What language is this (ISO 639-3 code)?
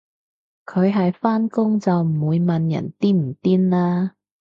yue